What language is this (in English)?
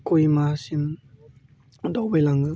Bodo